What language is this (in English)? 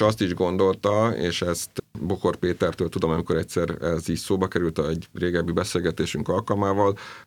Hungarian